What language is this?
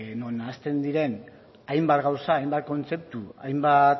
Basque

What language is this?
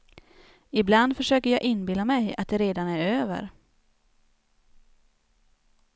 Swedish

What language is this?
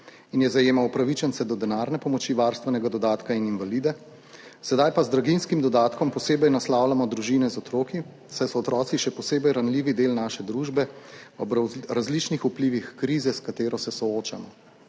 Slovenian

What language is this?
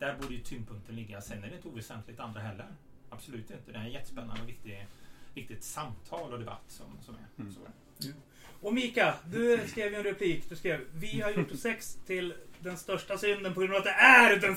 Swedish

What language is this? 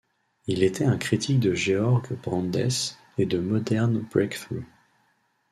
French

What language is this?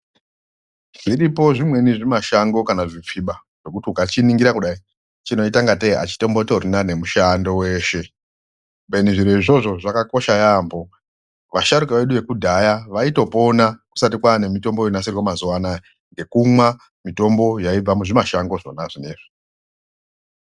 Ndau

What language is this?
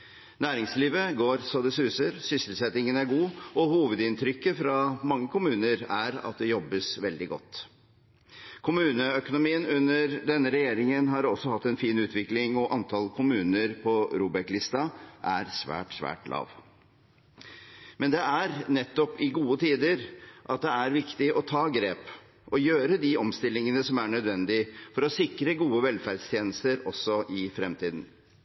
Norwegian Bokmål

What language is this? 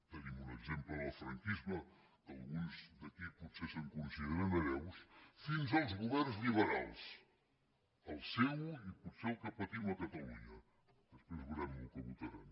Catalan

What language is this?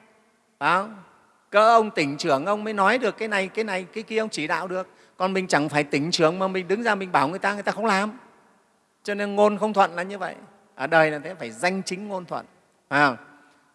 Vietnamese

